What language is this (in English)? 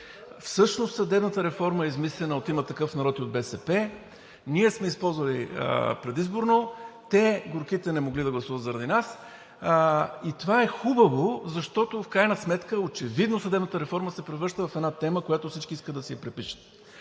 Bulgarian